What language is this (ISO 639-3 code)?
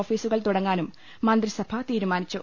mal